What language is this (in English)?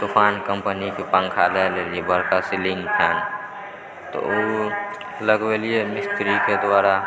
Maithili